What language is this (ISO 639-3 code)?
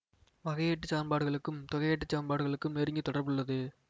tam